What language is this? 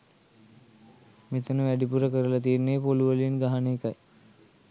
Sinhala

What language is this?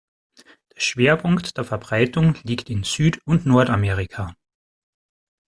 German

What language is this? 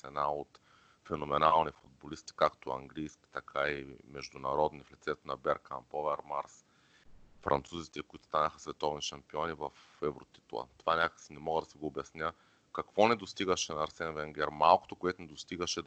Bulgarian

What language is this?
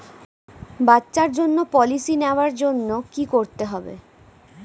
Bangla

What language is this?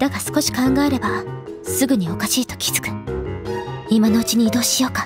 Japanese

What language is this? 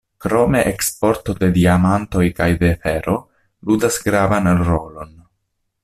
Esperanto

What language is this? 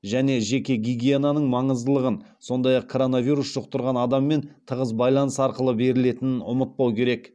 Kazakh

